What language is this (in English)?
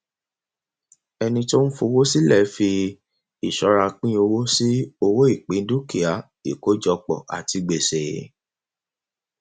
Yoruba